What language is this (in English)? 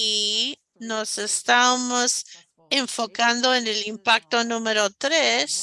Spanish